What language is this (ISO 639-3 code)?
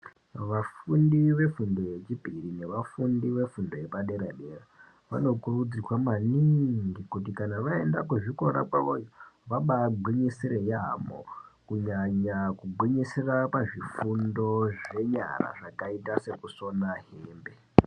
ndc